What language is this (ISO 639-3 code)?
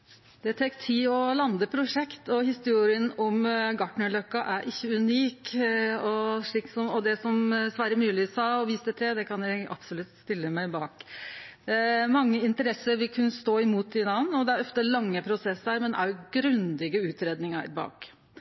nor